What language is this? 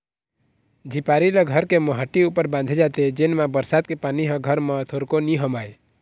Chhattisgarhi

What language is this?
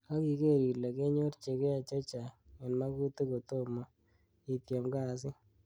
Kalenjin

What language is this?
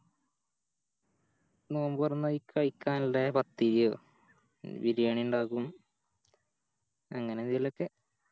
Malayalam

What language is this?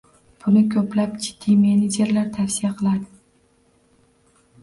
Uzbek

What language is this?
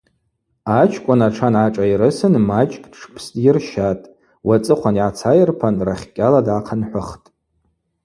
Abaza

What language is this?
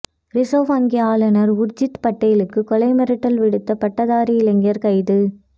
Tamil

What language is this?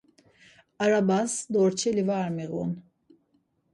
Laz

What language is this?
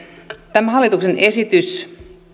Finnish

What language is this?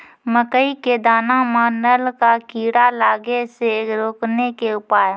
Maithili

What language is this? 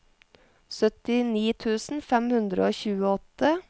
Norwegian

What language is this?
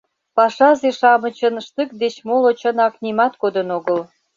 Mari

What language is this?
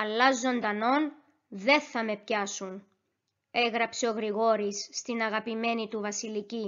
Greek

